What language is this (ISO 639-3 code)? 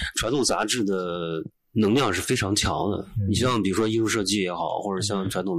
zho